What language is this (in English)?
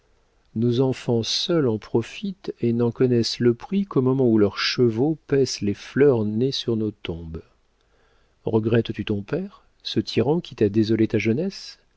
French